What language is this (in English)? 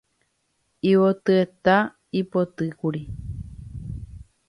Guarani